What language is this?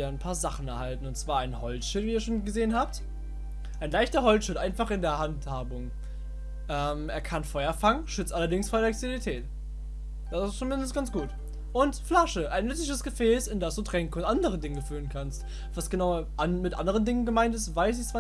German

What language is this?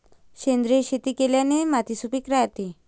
Marathi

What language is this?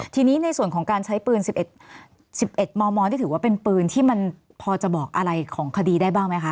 Thai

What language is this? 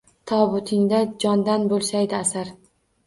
Uzbek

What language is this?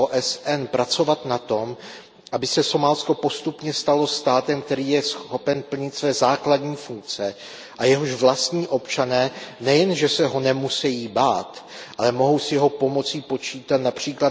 Czech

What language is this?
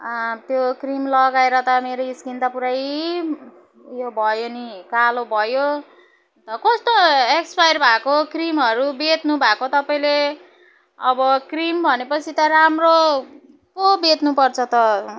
Nepali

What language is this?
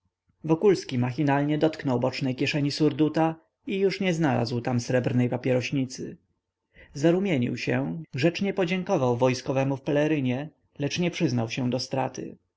Polish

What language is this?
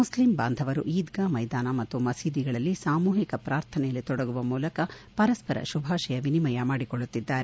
Kannada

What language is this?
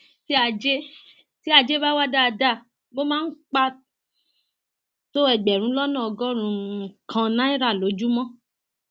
Yoruba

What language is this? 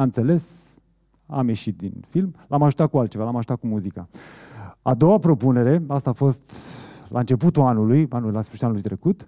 Romanian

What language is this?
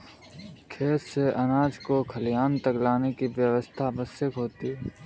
Hindi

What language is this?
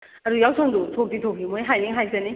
Manipuri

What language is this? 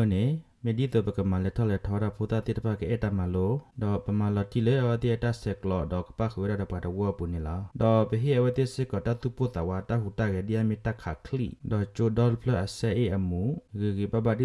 Indonesian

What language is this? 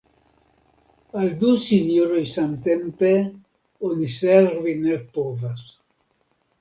Esperanto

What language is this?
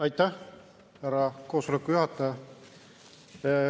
Estonian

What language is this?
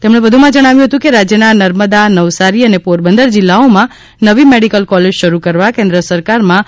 Gujarati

